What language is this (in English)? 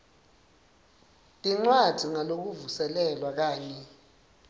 Swati